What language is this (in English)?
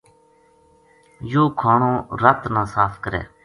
Gujari